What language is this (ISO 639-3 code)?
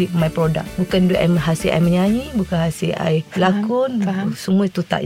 msa